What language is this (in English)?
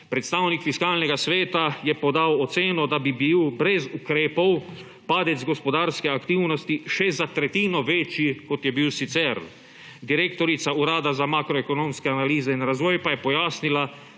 Slovenian